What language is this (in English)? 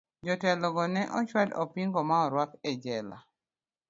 Luo (Kenya and Tanzania)